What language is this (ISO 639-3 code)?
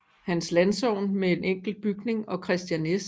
dan